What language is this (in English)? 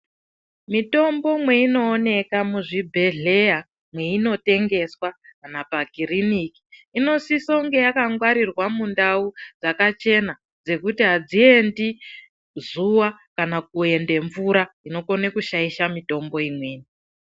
Ndau